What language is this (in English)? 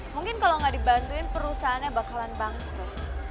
Indonesian